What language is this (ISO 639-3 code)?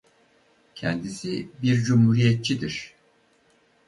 tur